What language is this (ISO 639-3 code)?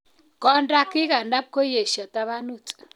kln